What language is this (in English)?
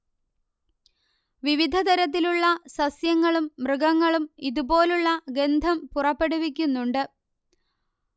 Malayalam